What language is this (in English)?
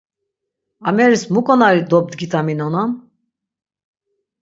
Laz